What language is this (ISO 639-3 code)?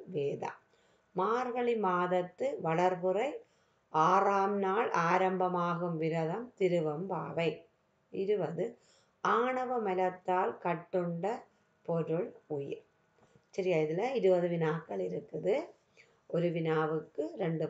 tur